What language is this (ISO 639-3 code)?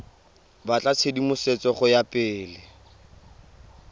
tsn